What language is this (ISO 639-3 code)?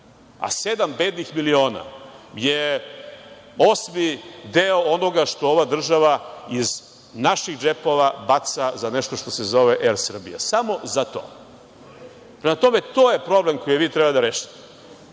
srp